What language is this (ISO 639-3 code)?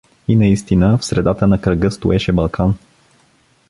bul